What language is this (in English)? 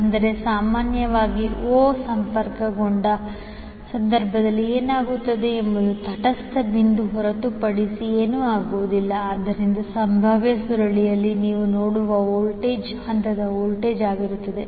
Kannada